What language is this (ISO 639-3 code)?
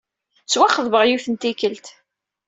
kab